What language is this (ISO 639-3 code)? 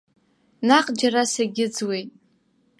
abk